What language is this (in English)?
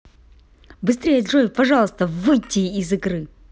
Russian